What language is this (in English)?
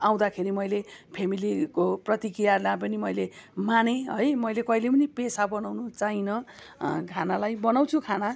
Nepali